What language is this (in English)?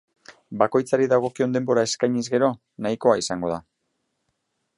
Basque